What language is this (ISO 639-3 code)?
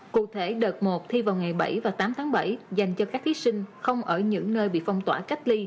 vie